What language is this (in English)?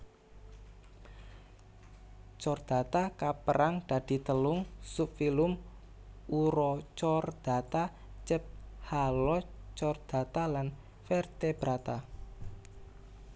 Javanese